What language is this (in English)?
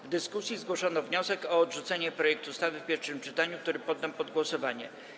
Polish